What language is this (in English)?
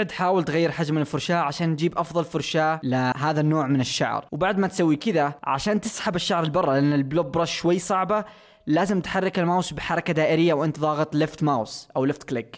Arabic